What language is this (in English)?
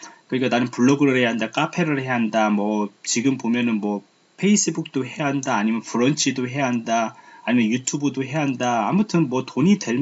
Korean